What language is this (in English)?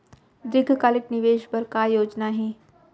Chhattisgarhi